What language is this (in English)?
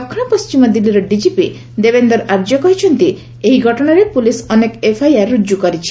Odia